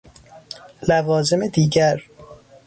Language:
Persian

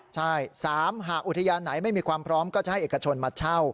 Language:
Thai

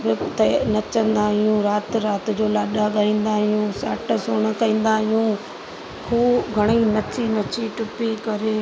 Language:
Sindhi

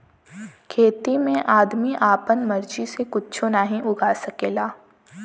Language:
Bhojpuri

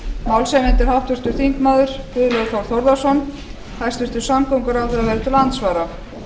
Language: Icelandic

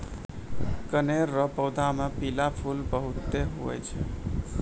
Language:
Maithili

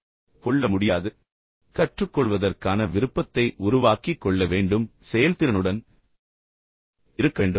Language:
Tamil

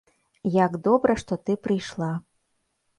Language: Belarusian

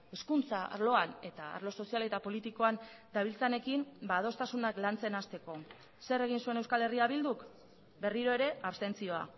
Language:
Basque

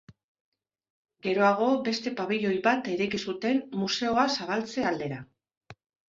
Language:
Basque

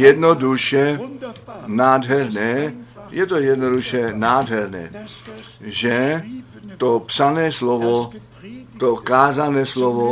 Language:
Czech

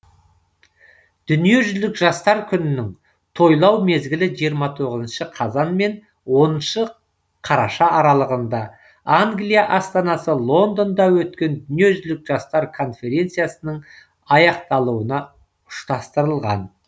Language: Kazakh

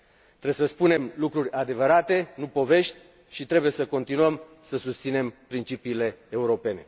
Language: Romanian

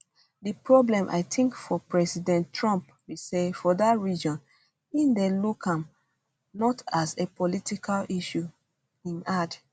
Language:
Nigerian Pidgin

